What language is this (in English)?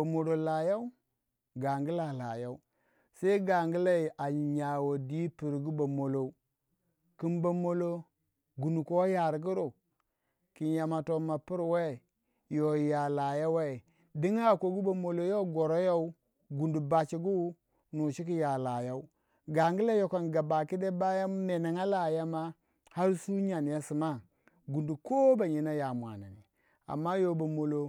Waja